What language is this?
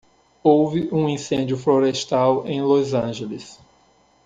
Portuguese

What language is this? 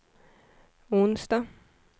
Swedish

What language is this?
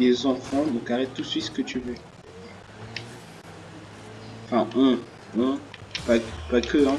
French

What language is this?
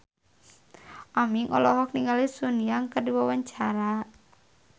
Sundanese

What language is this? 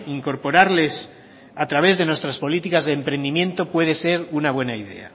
Spanish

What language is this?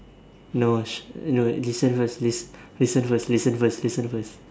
English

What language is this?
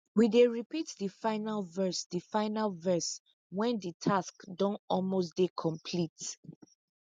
Nigerian Pidgin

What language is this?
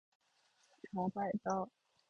Chinese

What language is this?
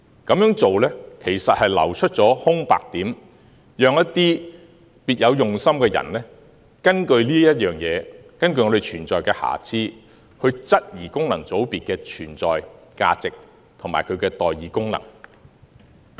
Cantonese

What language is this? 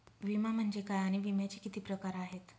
Marathi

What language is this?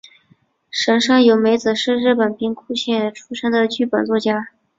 Chinese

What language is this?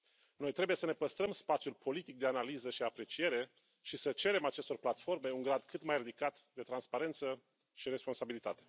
Romanian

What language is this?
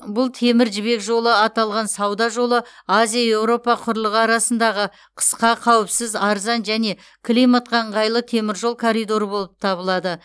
Kazakh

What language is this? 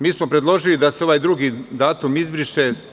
Serbian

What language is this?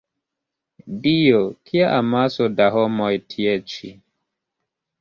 Esperanto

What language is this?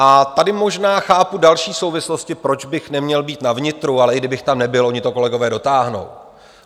Czech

